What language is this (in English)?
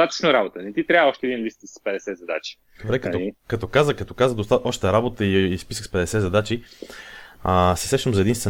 Bulgarian